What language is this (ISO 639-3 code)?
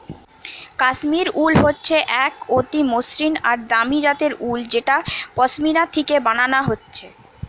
ben